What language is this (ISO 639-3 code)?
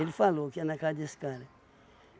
por